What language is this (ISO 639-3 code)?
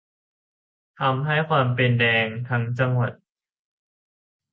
tha